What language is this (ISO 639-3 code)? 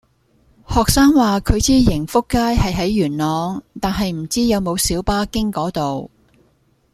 yue